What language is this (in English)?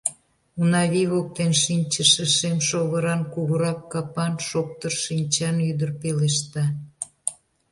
Mari